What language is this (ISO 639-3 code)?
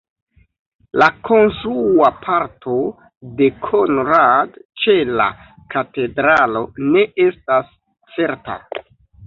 epo